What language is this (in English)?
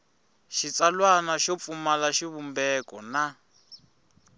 Tsonga